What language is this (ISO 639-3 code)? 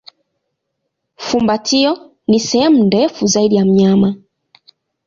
swa